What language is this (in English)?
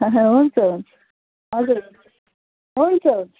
Nepali